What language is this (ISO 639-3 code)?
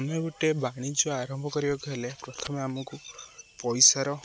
ori